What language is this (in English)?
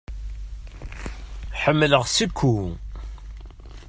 Kabyle